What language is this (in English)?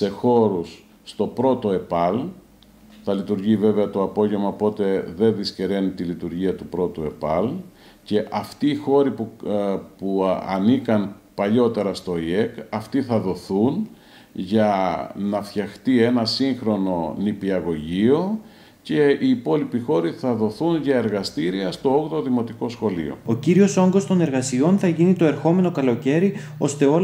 Greek